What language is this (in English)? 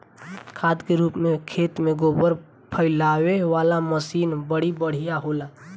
Bhojpuri